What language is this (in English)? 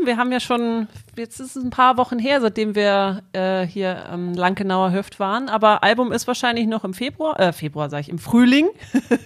German